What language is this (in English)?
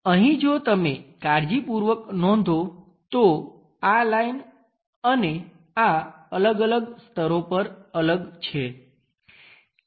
Gujarati